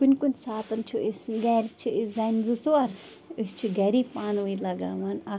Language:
Kashmiri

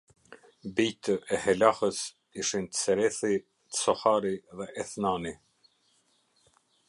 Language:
Albanian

